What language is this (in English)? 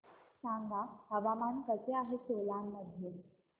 Marathi